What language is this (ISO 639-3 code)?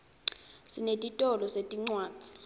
ssw